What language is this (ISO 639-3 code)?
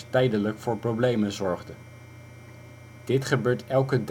nld